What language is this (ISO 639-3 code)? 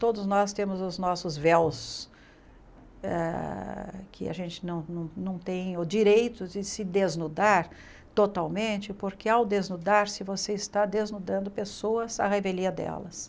por